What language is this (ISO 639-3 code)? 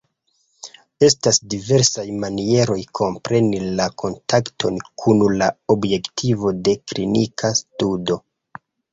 epo